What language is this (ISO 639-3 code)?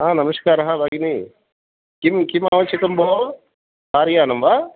san